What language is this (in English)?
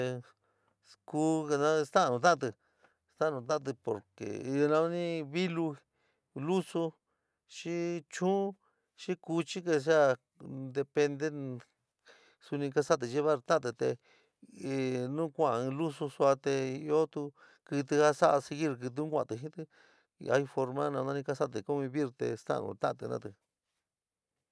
San Miguel El Grande Mixtec